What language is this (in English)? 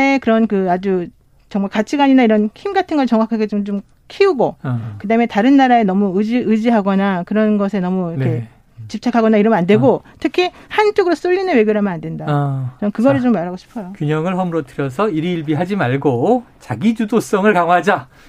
Korean